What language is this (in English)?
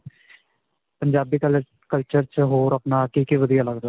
Punjabi